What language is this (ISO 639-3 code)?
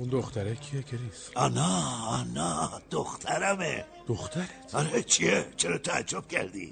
fas